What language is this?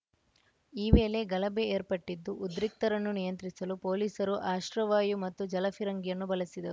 Kannada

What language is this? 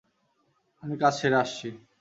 Bangla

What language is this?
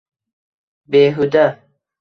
Uzbek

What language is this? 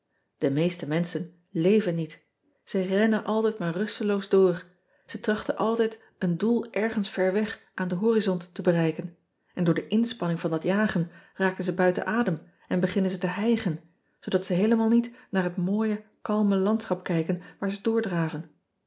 Dutch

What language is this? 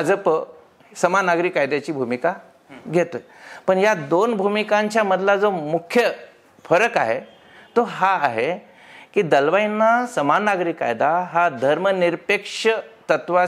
Marathi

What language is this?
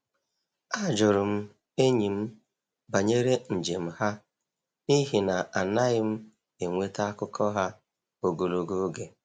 Igbo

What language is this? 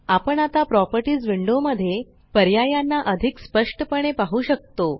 Marathi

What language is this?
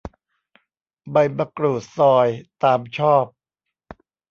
Thai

